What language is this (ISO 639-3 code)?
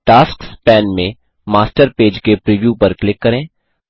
hin